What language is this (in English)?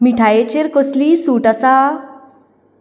Konkani